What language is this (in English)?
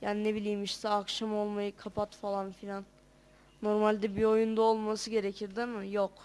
Turkish